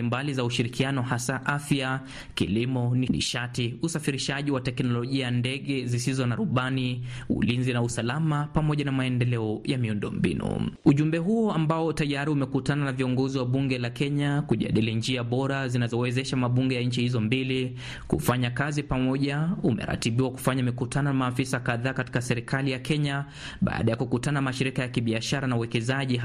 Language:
Swahili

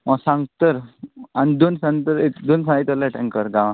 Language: Konkani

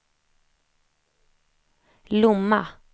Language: Swedish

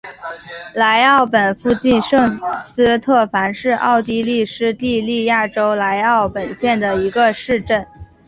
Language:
Chinese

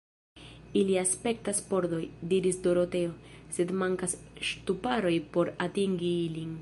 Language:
Esperanto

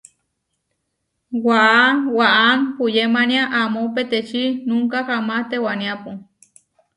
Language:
Huarijio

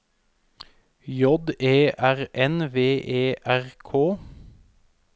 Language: Norwegian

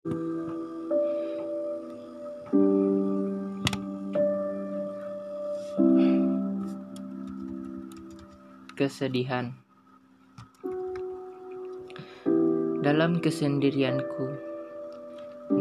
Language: Malay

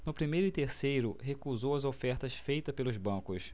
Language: Portuguese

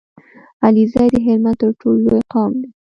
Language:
Pashto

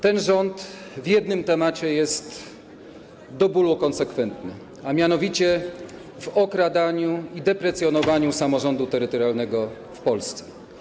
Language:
Polish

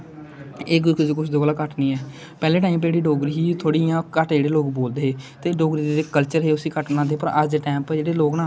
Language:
Dogri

